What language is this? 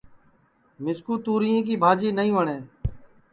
Sansi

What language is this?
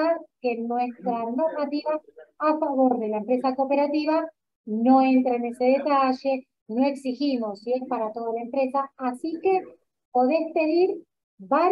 Spanish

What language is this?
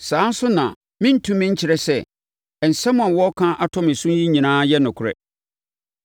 Akan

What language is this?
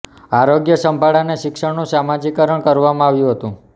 Gujarati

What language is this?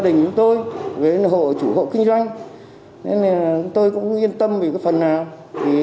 Vietnamese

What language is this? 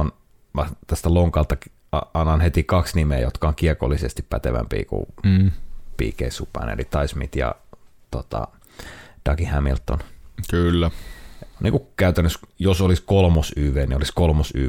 Finnish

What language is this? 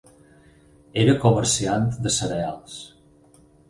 Catalan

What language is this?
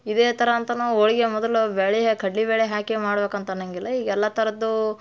Kannada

